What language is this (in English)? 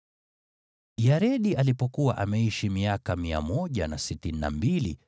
Swahili